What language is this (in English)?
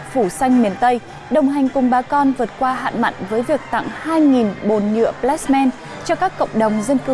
Vietnamese